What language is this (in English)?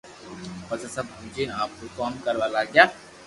Loarki